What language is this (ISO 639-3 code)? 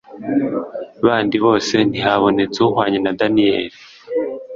kin